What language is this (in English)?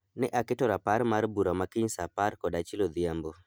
Luo (Kenya and Tanzania)